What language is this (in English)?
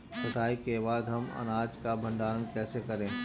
Hindi